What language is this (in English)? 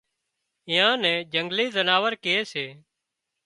Wadiyara Koli